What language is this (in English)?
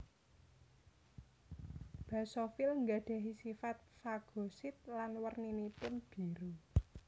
Javanese